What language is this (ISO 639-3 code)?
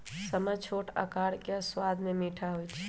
mag